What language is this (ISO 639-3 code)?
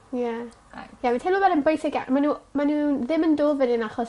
cym